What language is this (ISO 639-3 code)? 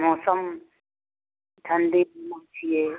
mai